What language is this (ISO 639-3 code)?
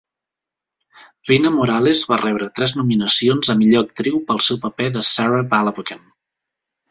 cat